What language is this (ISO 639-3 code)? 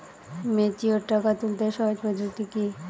ben